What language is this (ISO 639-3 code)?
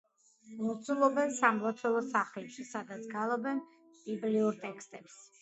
kat